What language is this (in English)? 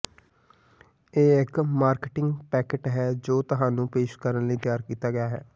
Punjabi